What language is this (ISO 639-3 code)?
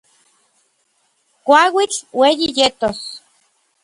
nlv